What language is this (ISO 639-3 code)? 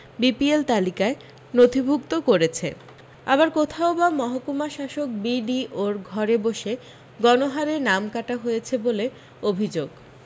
ben